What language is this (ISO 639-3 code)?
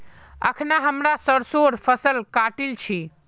mag